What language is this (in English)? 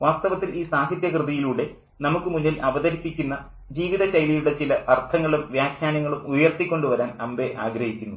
Malayalam